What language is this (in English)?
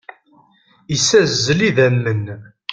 Kabyle